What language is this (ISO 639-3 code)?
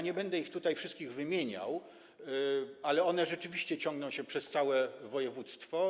pol